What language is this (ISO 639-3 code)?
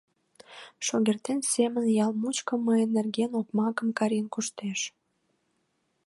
chm